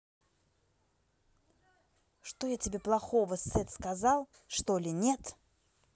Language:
Russian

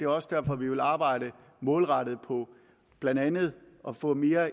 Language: Danish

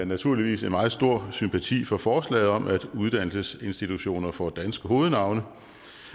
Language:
Danish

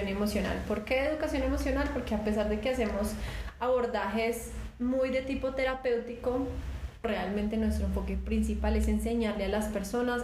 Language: Spanish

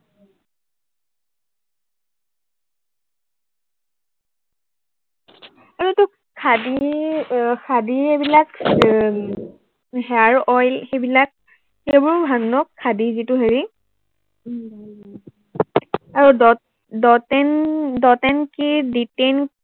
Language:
Assamese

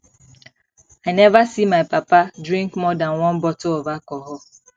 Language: Nigerian Pidgin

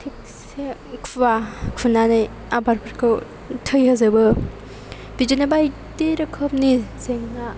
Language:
Bodo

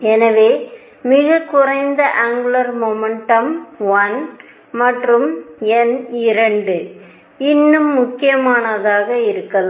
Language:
Tamil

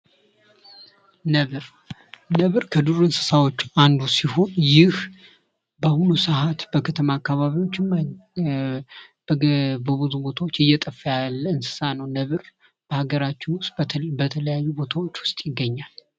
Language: Amharic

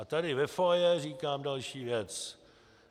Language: Czech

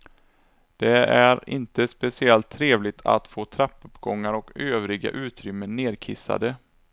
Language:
Swedish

